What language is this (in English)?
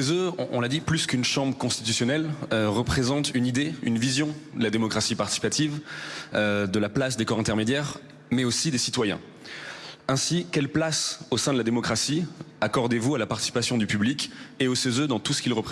French